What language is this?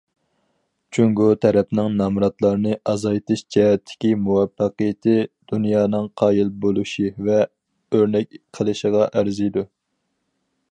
Uyghur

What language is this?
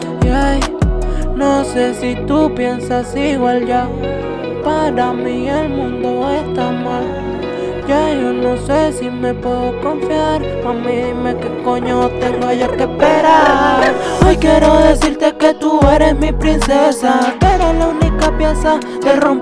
Spanish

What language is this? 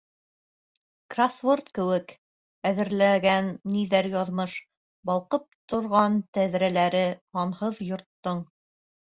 Bashkir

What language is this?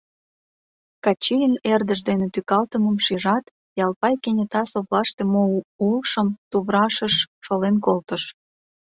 Mari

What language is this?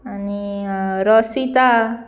Konkani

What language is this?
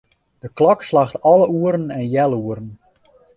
Western Frisian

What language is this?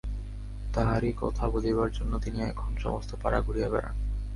Bangla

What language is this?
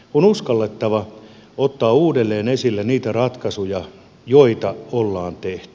Finnish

